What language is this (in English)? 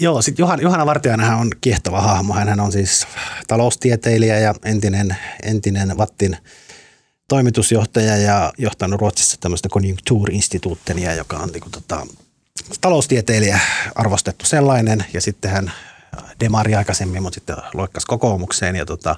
Finnish